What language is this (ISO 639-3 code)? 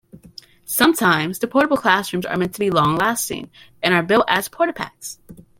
eng